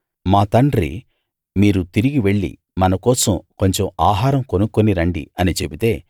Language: Telugu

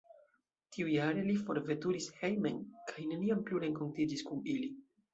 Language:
Esperanto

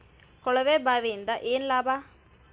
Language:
Kannada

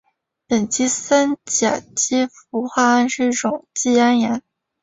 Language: Chinese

